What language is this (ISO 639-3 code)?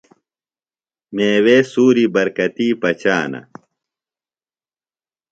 phl